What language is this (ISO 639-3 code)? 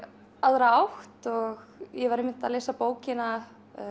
isl